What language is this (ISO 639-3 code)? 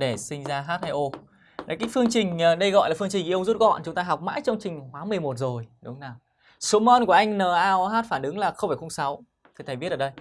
vie